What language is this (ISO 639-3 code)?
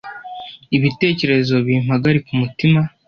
kin